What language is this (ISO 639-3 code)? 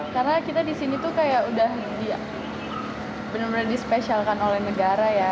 ind